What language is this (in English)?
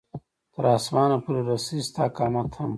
Pashto